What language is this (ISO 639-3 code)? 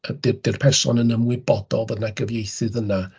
cym